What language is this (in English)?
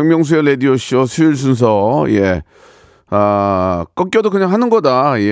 Korean